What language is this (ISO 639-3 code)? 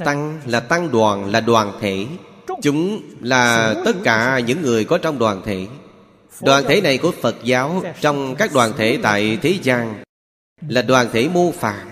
vie